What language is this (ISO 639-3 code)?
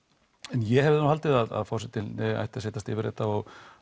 isl